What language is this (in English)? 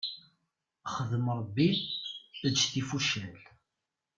Kabyle